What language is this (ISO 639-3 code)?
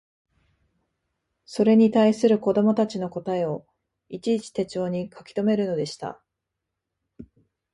jpn